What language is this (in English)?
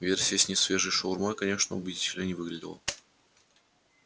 Russian